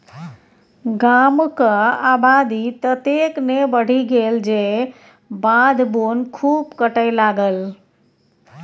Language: Maithili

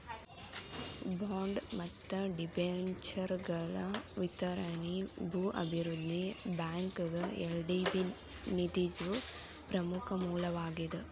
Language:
Kannada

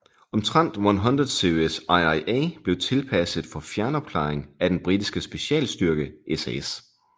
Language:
Danish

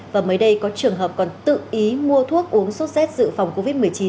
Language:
Vietnamese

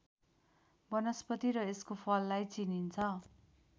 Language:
Nepali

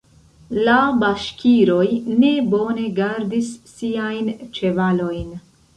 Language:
Esperanto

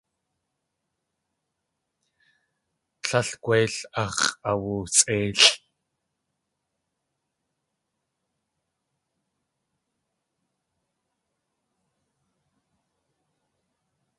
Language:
Tlingit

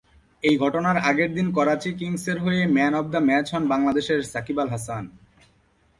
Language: Bangla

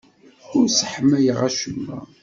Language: Kabyle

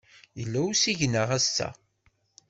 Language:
Kabyle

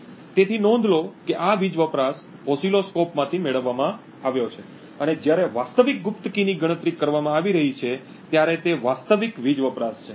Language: Gujarati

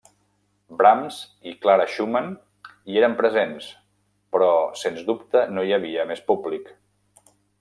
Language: Catalan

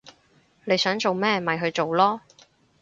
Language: Cantonese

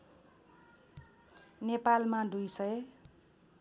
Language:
Nepali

